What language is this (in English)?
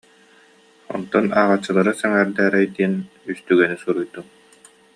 Yakut